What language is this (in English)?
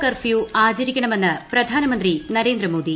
Malayalam